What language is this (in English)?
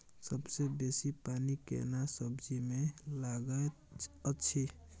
Maithili